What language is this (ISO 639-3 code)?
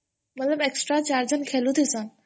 ori